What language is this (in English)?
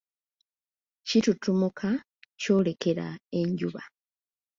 Ganda